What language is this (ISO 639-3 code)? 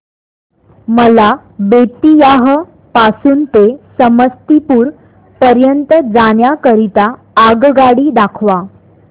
mar